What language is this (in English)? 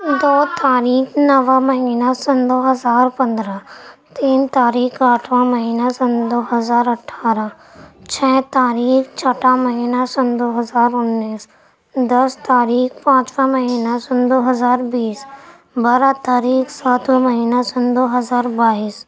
Urdu